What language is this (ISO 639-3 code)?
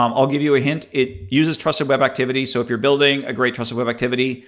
eng